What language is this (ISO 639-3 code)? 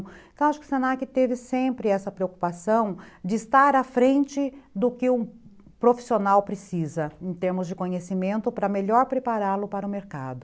por